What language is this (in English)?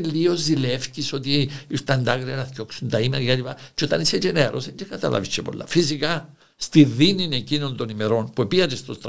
Greek